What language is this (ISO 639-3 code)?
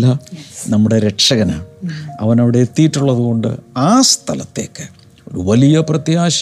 mal